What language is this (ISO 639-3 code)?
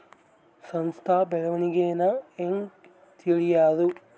kan